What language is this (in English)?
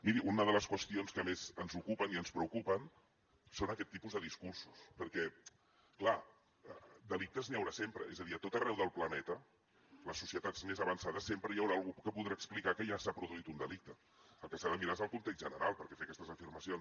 Catalan